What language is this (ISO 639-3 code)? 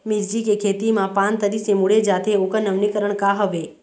hne